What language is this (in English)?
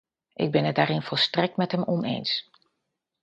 Dutch